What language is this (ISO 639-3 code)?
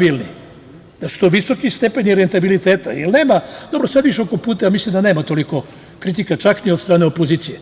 srp